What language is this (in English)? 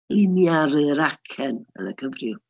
Welsh